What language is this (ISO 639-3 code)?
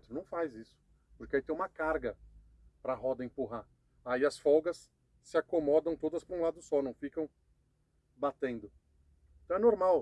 por